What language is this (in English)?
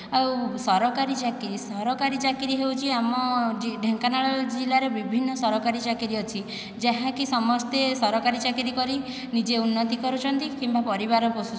Odia